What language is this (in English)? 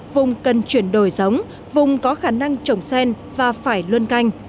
Vietnamese